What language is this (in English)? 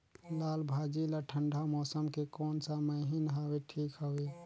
Chhattisgarhi